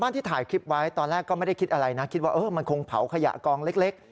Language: Thai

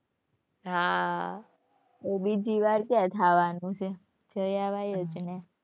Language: Gujarati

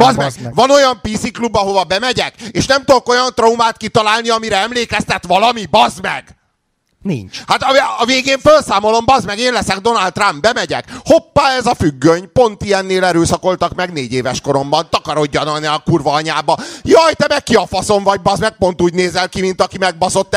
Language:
Hungarian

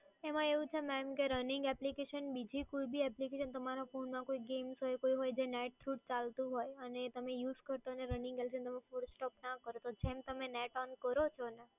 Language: Gujarati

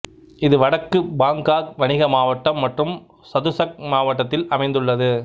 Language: Tamil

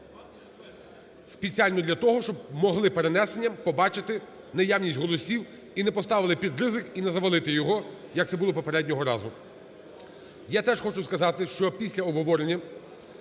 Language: Ukrainian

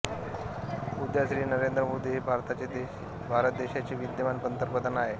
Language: Marathi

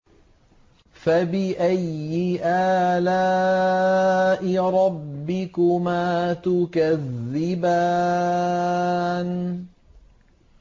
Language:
Arabic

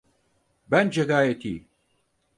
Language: Turkish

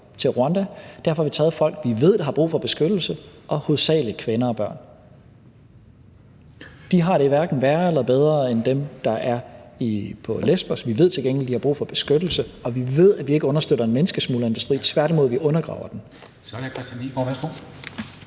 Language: Danish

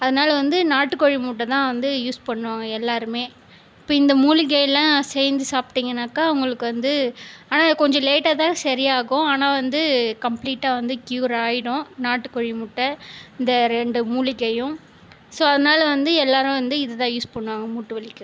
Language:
Tamil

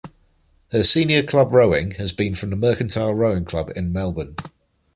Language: English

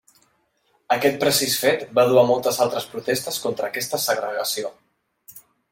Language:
Catalan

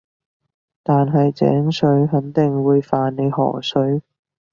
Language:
Cantonese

